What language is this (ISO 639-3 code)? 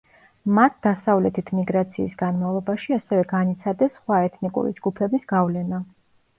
kat